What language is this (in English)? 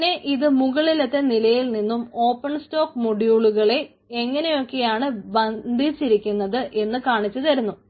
Malayalam